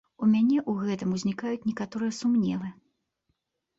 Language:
Belarusian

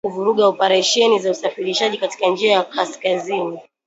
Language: Swahili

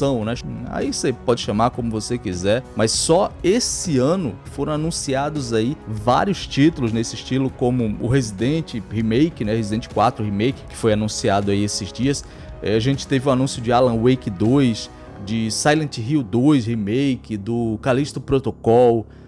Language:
Portuguese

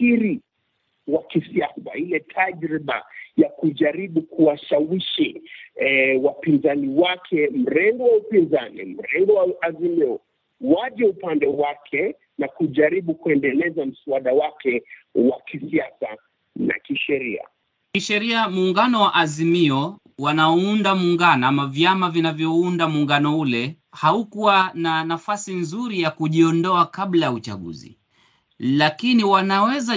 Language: Swahili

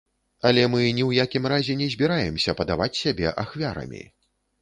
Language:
Belarusian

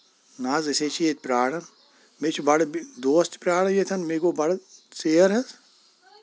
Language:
Kashmiri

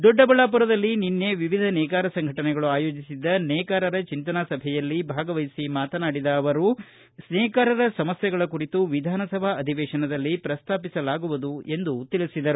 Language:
Kannada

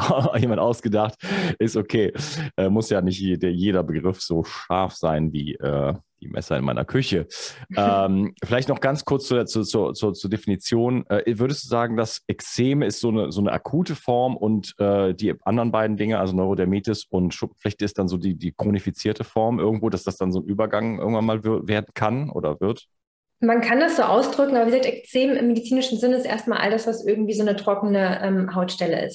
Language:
German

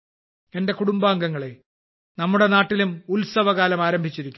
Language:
Malayalam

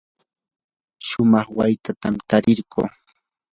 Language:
Yanahuanca Pasco Quechua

